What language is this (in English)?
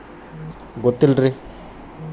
Kannada